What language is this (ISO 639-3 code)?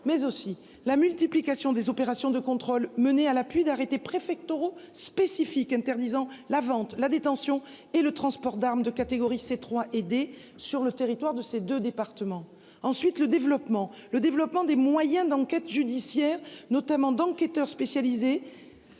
fra